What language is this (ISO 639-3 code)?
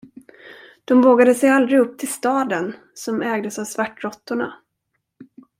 swe